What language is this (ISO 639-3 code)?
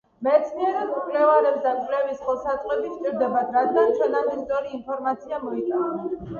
kat